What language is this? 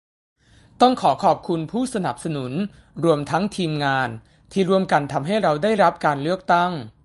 Thai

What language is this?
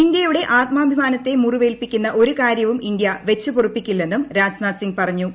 Malayalam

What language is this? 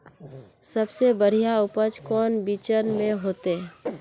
Magahi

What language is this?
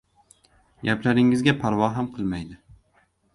Uzbek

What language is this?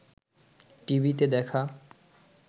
Bangla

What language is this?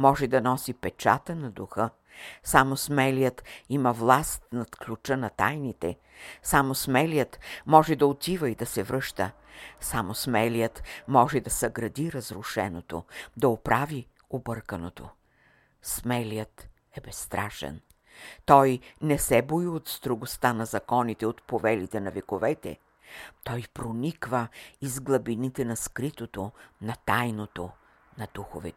Bulgarian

